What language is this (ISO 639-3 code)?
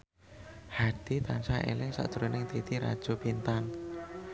jav